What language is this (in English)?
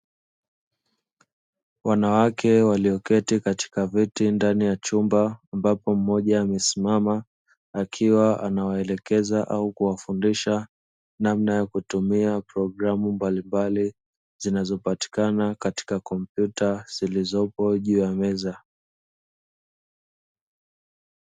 Swahili